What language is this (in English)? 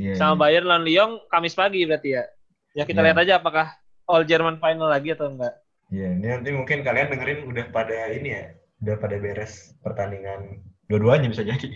Indonesian